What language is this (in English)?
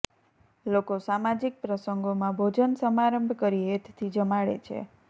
Gujarati